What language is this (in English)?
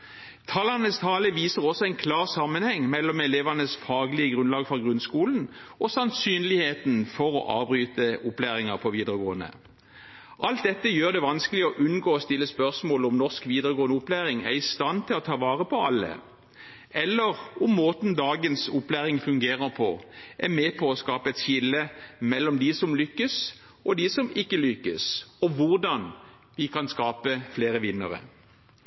Norwegian Bokmål